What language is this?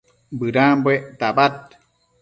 Matsés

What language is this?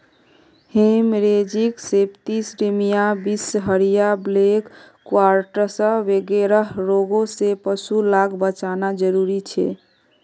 Magahi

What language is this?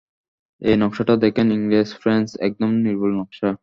Bangla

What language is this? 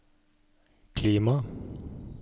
Norwegian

